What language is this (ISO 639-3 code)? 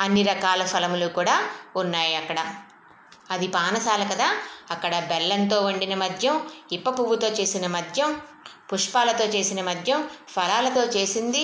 tel